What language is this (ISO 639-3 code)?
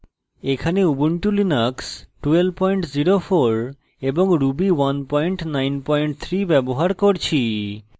ben